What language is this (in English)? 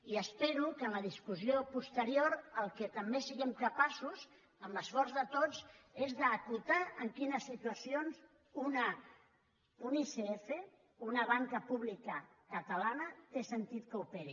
Catalan